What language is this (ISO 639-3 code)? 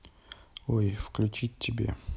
rus